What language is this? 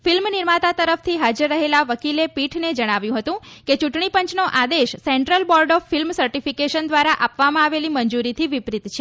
Gujarati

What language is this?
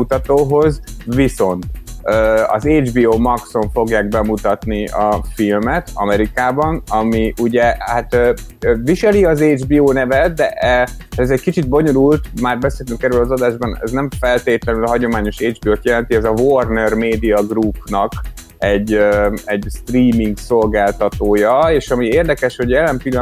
Hungarian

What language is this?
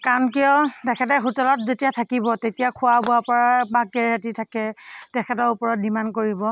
Assamese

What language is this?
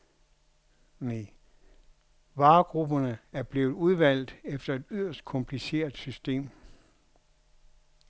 Danish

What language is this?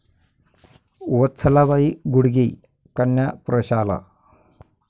Marathi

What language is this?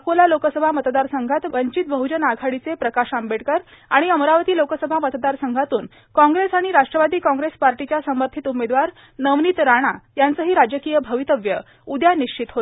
Marathi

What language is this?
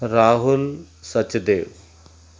Sindhi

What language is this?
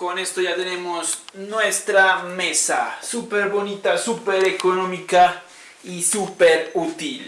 Spanish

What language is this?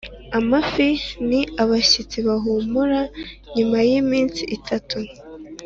Kinyarwanda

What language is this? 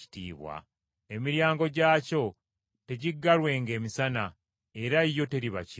Ganda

